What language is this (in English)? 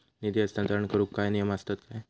Marathi